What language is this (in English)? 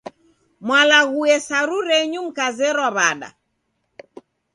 Taita